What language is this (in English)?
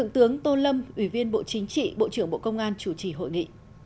Vietnamese